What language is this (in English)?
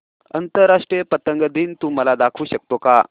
Marathi